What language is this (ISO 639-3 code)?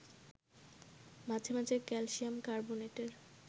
ben